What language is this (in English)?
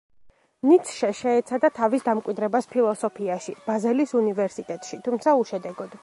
Georgian